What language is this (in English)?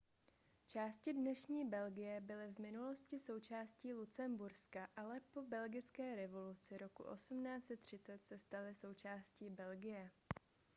Czech